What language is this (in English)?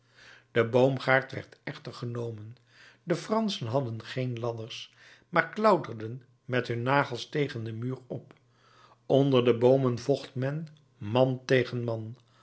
Dutch